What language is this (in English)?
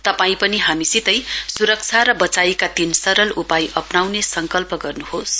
Nepali